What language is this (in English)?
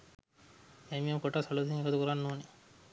Sinhala